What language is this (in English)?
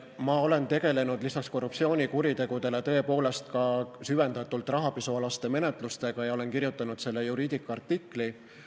Estonian